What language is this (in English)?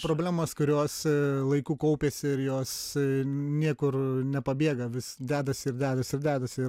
Lithuanian